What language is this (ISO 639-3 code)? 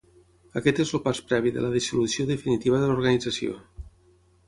cat